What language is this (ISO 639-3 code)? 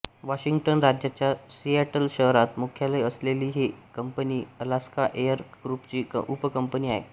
mar